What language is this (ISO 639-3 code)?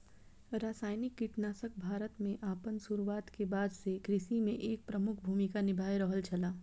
mai